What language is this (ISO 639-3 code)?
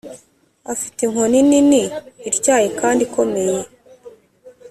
kin